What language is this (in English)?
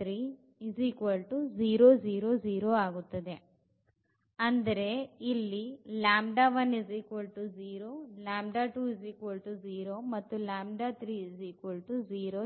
Kannada